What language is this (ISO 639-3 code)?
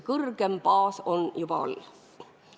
est